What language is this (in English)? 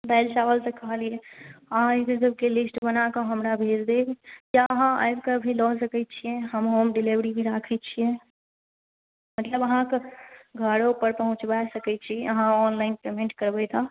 Maithili